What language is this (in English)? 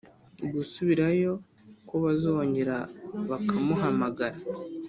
Kinyarwanda